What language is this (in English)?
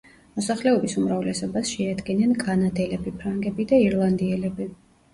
Georgian